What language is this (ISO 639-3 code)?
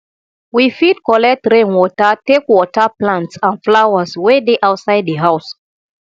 pcm